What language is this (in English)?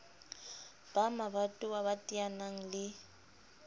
Southern Sotho